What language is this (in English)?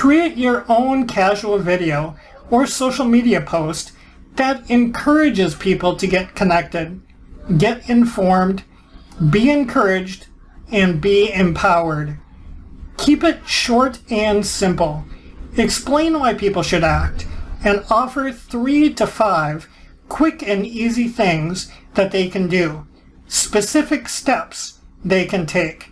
English